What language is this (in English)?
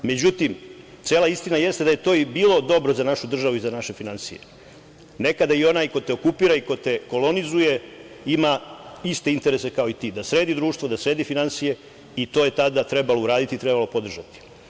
Serbian